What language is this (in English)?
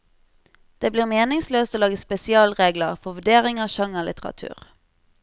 Norwegian